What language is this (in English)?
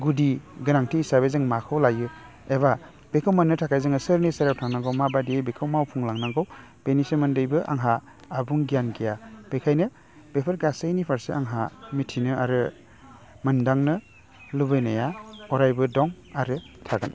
Bodo